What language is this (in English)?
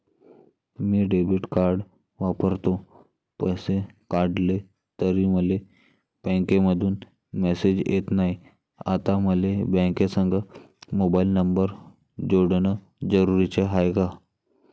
Marathi